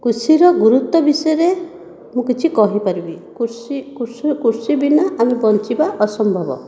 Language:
Odia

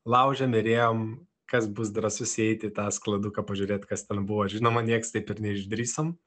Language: Lithuanian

